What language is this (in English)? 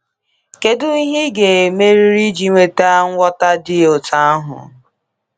Igbo